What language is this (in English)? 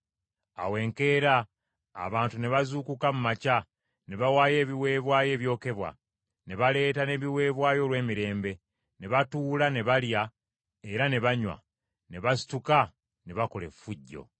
Ganda